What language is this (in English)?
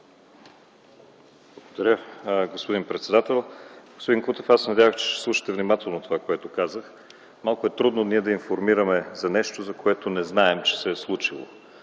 Bulgarian